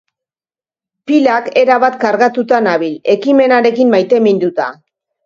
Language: Basque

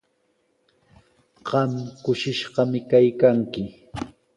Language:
Sihuas Ancash Quechua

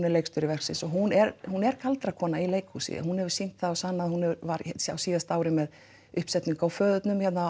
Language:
Icelandic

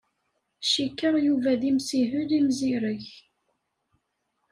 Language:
Kabyle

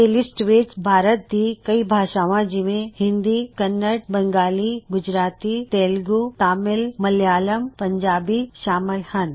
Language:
Punjabi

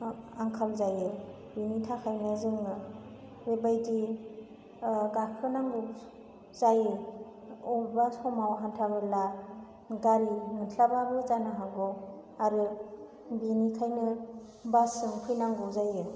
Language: Bodo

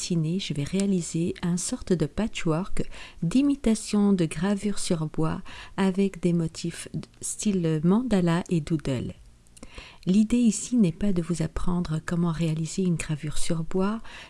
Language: French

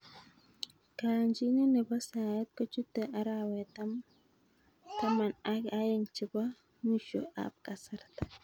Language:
Kalenjin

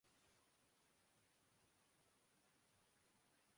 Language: Urdu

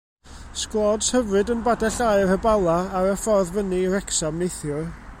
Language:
Welsh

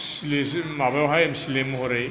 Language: Bodo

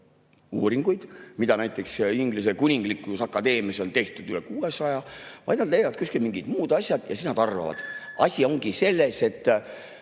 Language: Estonian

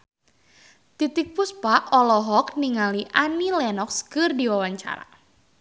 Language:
Sundanese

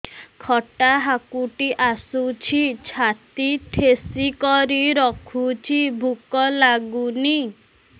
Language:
Odia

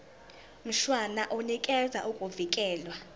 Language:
Zulu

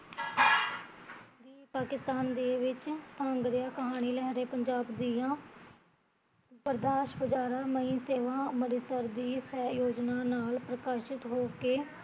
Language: Punjabi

